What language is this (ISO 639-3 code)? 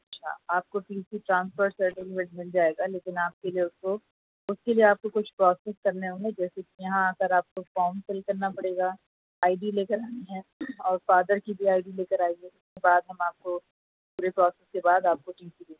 urd